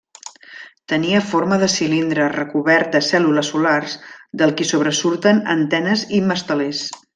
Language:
Catalan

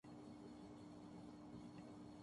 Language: Urdu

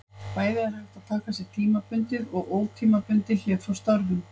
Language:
Icelandic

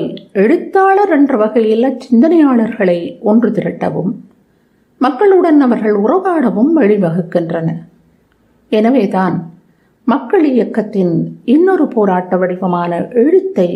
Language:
Tamil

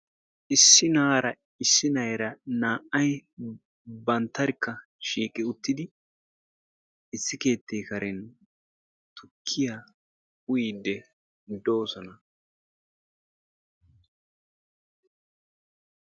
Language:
Wolaytta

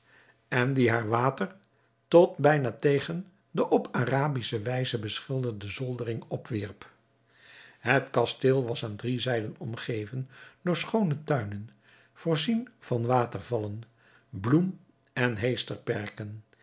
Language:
Dutch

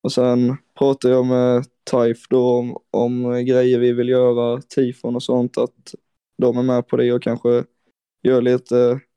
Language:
Swedish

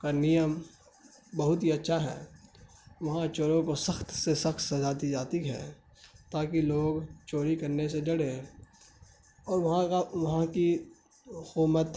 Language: Urdu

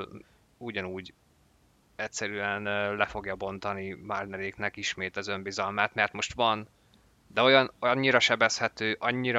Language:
Hungarian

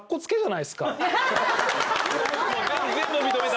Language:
Japanese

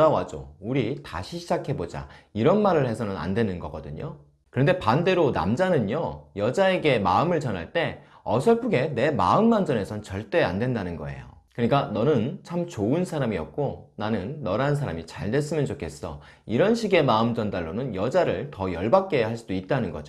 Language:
Korean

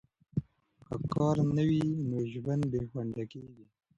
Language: Pashto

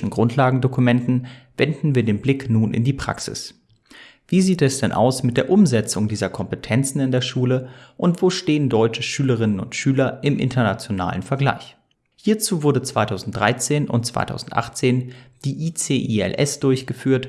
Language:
German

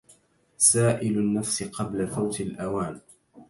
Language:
Arabic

